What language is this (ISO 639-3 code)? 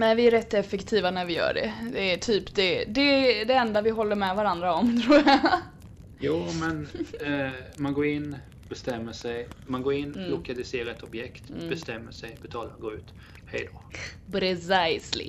swe